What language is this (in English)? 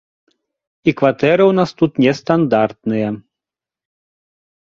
Belarusian